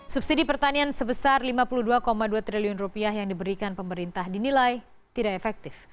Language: Indonesian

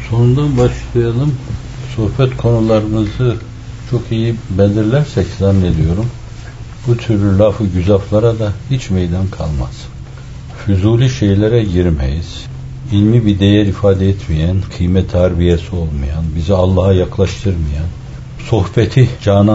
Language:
Turkish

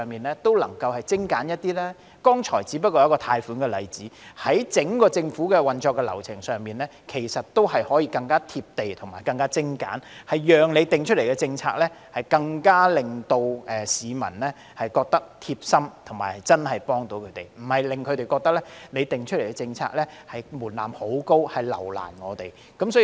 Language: Cantonese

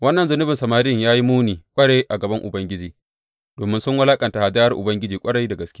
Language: Hausa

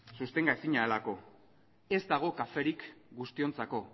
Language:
Basque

